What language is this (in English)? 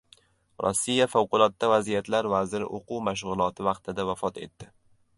Uzbek